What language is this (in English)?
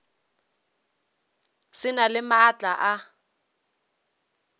Northern Sotho